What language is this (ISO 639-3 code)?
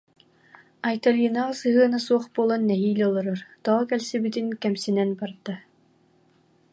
sah